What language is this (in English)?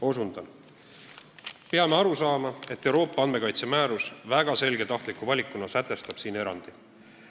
Estonian